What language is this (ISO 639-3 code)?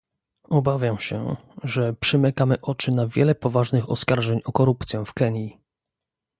pol